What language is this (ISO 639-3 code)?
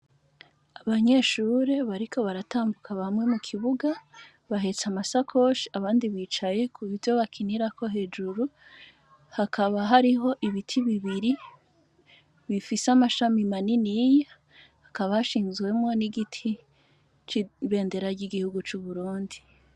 run